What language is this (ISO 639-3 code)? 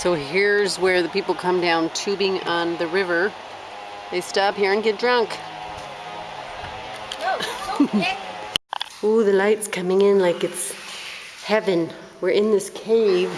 eng